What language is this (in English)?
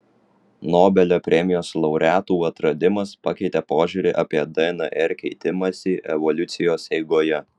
Lithuanian